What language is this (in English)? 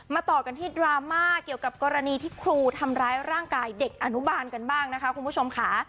Thai